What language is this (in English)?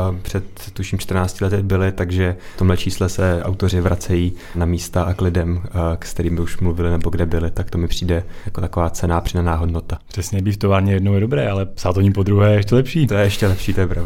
Czech